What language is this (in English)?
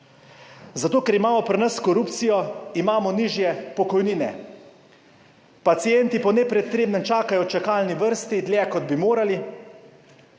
Slovenian